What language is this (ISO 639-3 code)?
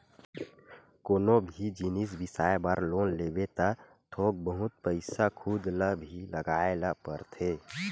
hne